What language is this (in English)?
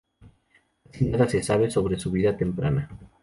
Spanish